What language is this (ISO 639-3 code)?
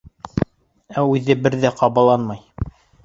bak